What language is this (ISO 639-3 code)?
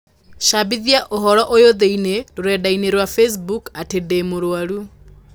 kik